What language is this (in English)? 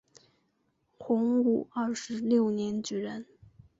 Chinese